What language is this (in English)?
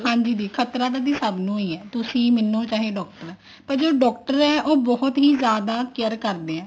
Punjabi